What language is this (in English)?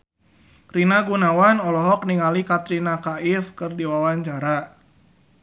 Sundanese